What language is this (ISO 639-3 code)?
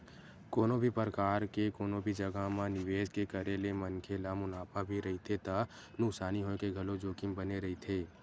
hne